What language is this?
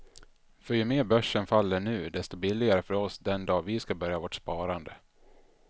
Swedish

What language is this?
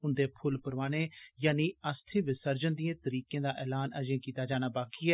Dogri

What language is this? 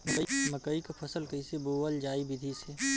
Bhojpuri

